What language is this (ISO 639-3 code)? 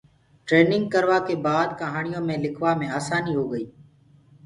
ggg